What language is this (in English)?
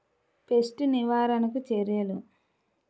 Telugu